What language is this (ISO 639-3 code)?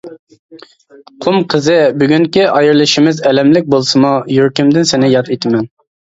uig